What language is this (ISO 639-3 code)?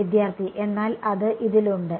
mal